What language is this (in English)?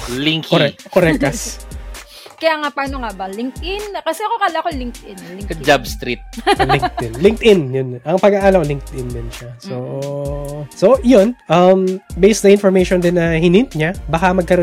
Filipino